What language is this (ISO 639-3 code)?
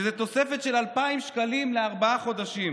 heb